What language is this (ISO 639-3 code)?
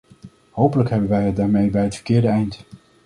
nld